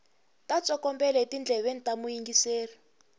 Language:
Tsonga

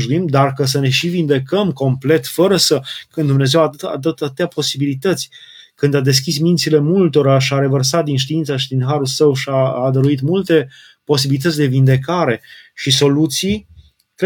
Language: Romanian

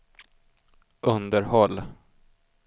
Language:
Swedish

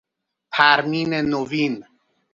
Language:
Persian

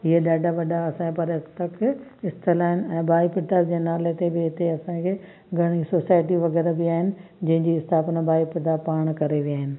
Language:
Sindhi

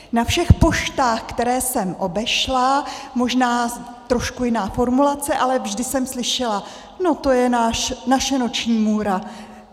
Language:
Czech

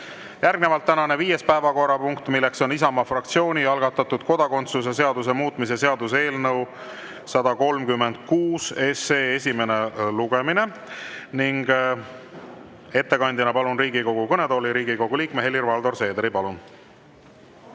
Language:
Estonian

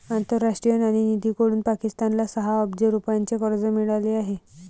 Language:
Marathi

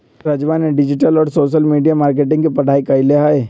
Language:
Magahi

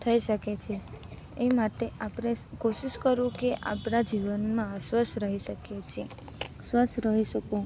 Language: Gujarati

